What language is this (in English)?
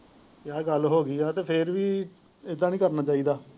Punjabi